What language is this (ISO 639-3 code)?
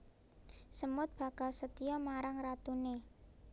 jav